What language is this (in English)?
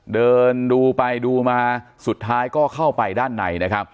Thai